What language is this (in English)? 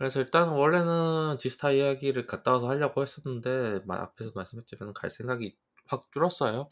Korean